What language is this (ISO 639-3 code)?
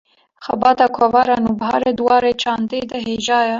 kur